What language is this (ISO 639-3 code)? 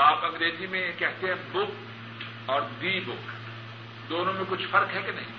urd